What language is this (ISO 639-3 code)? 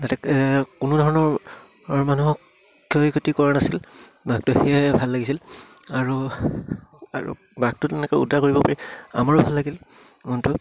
asm